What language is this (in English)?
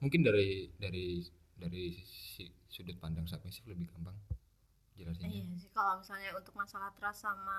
Indonesian